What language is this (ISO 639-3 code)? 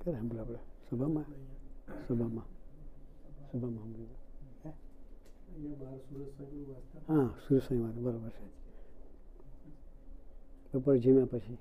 guj